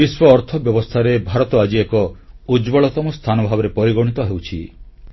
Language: Odia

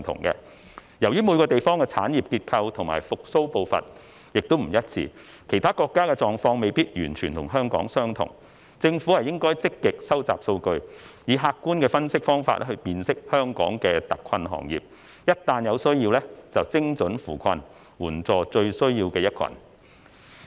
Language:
Cantonese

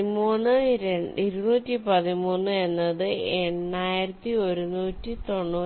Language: Malayalam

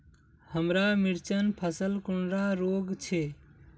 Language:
Magahi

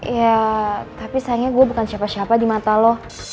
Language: Indonesian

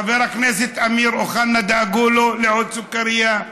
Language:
Hebrew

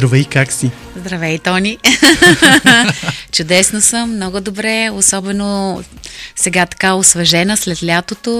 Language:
Bulgarian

